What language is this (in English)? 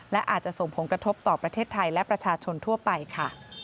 Thai